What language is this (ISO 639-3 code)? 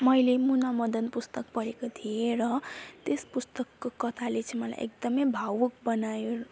nep